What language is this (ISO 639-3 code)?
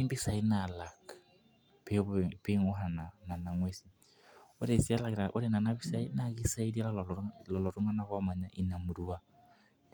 mas